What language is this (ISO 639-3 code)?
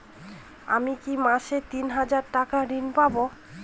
ben